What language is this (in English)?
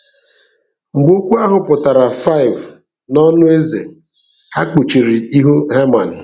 Igbo